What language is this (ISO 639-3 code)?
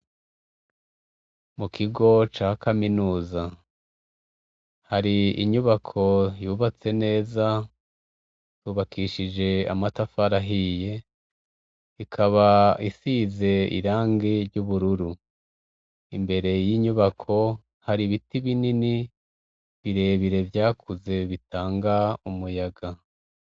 run